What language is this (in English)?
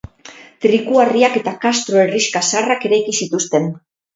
Basque